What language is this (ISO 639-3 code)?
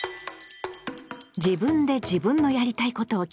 jpn